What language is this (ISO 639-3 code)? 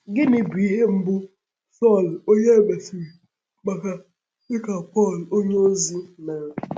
ibo